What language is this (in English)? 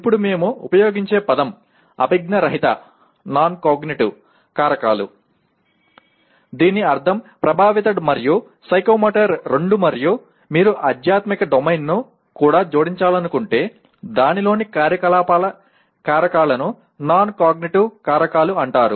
Telugu